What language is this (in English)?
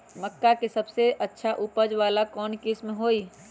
Magahi